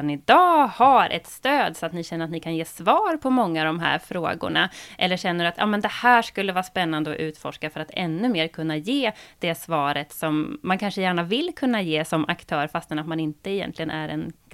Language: Swedish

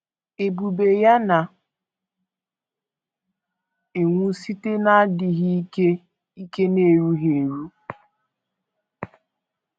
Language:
Igbo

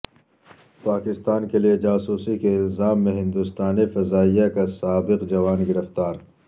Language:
Urdu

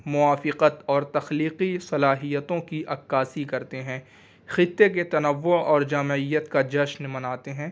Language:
Urdu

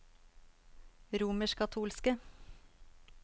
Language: Norwegian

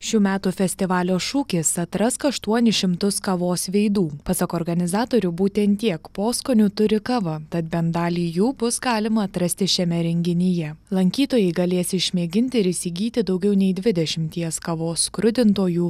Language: Lithuanian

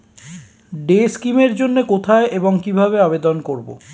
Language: Bangla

